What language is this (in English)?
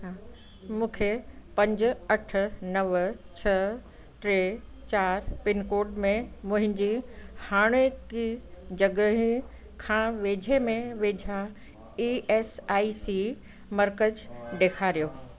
Sindhi